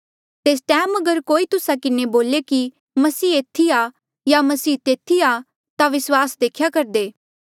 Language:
Mandeali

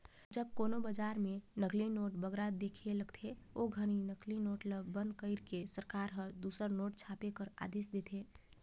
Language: Chhattisgarhi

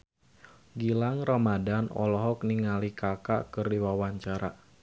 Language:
Sundanese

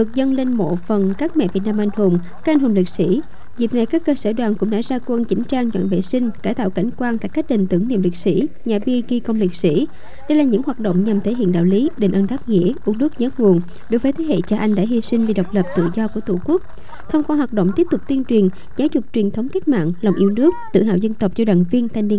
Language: Vietnamese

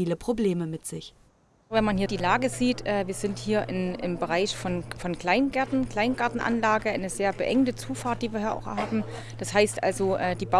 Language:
German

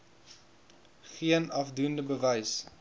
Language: Afrikaans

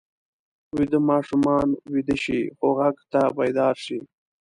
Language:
Pashto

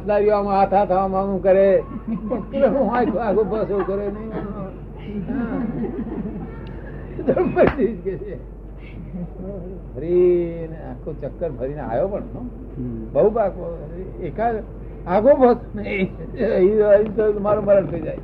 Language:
Gujarati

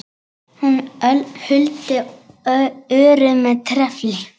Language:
Icelandic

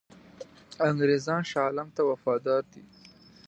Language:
Pashto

